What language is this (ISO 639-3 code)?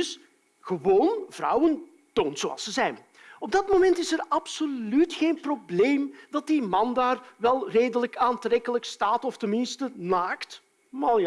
nld